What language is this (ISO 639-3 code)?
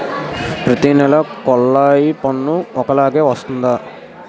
tel